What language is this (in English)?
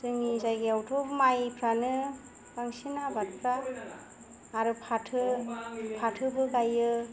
Bodo